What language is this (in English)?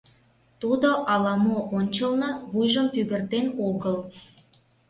Mari